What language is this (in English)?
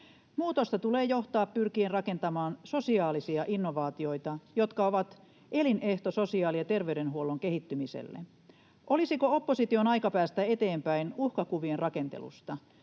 Finnish